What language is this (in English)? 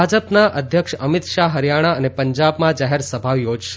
Gujarati